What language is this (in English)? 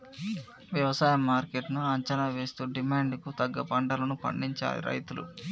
Telugu